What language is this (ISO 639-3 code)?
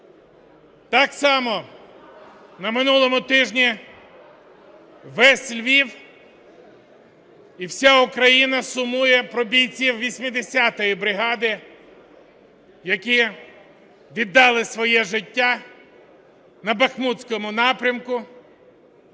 ukr